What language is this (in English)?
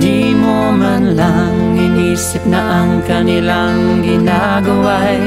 Indonesian